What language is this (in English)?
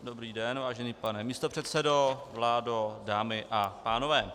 Czech